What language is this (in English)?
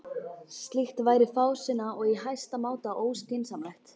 Icelandic